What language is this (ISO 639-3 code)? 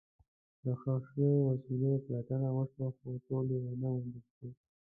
pus